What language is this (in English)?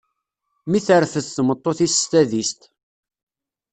Kabyle